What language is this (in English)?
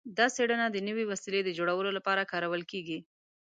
Pashto